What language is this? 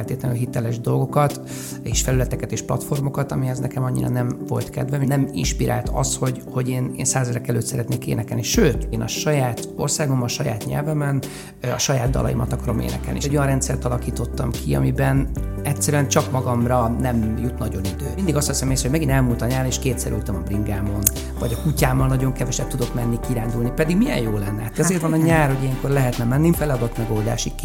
Hungarian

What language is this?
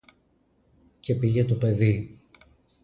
Greek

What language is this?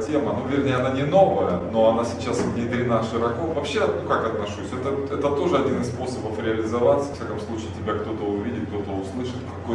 Russian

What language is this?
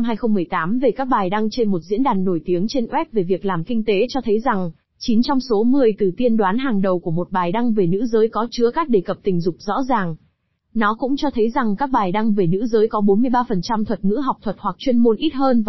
Vietnamese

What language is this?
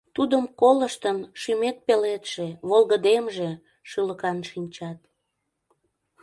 Mari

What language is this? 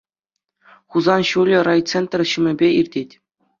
Chuvash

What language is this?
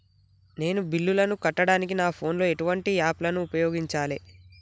Telugu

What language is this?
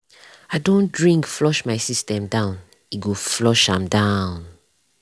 Nigerian Pidgin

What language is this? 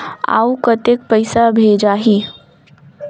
Chhattisgarhi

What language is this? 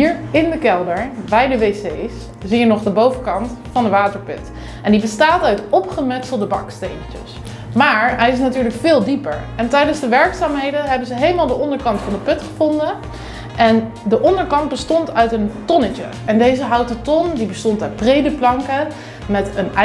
Dutch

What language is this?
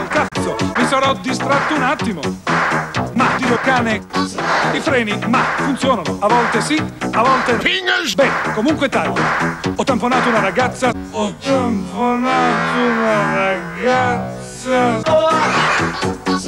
Romanian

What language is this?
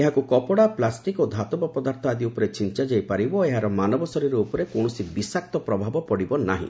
Odia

